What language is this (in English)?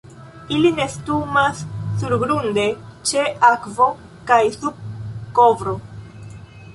Esperanto